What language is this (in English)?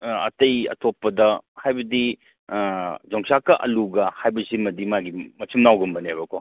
Manipuri